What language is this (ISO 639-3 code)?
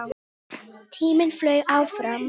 isl